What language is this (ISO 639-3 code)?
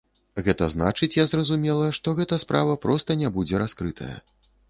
bel